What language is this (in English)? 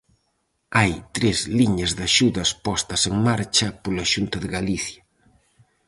Galician